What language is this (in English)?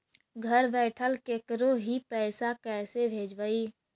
Magahi